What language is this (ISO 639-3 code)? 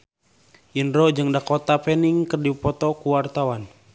sun